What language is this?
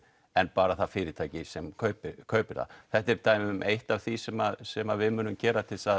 Icelandic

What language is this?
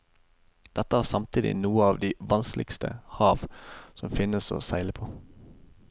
Norwegian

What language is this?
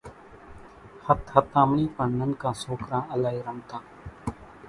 Kachi Koli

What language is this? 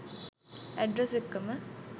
Sinhala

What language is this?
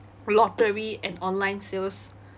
English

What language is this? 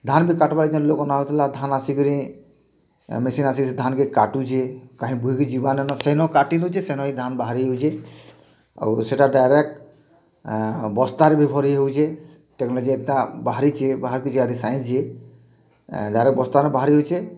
Odia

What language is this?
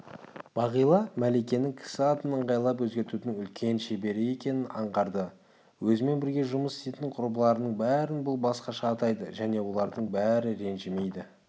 Kazakh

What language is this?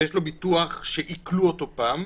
Hebrew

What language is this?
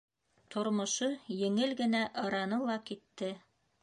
Bashkir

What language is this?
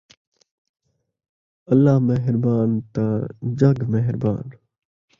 Saraiki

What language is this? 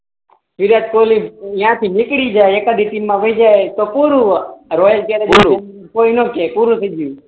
Gujarati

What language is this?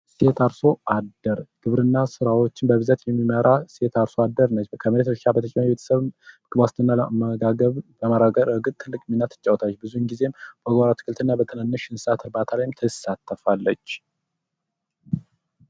Amharic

